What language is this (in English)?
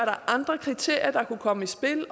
Danish